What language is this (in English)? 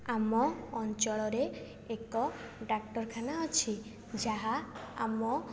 Odia